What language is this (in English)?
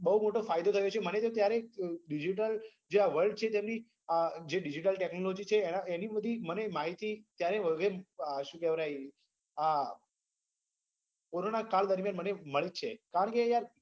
Gujarati